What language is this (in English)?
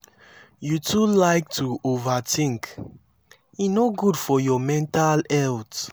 Nigerian Pidgin